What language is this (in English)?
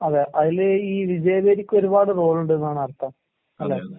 Malayalam